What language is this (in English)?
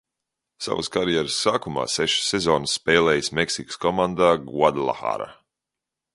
Latvian